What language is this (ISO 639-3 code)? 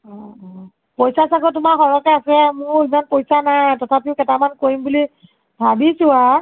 asm